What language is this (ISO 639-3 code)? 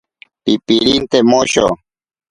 prq